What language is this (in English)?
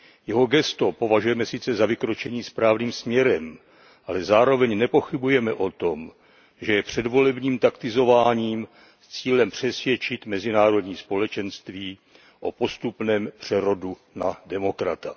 Czech